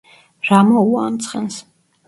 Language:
Georgian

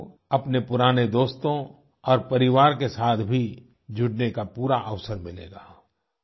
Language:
Hindi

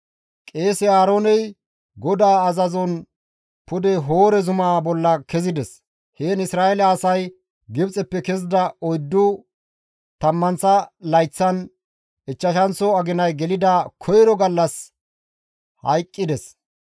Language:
Gamo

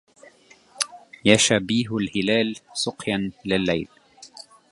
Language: Arabic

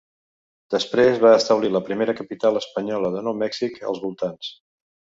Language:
Catalan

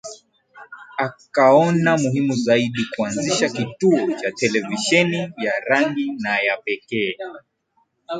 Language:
Swahili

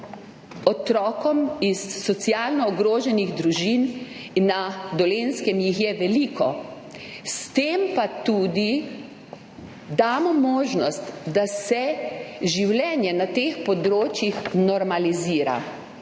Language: Slovenian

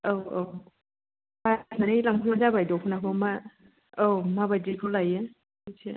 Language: Bodo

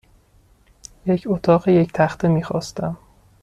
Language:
Persian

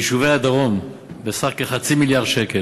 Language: Hebrew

